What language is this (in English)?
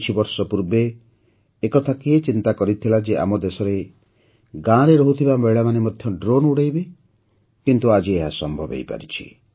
Odia